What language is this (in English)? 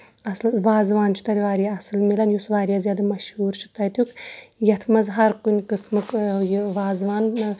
Kashmiri